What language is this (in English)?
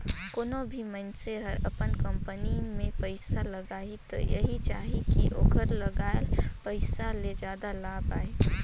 Chhattisgarhi